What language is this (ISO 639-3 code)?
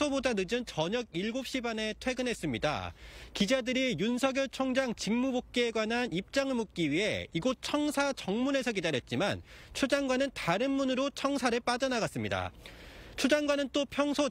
kor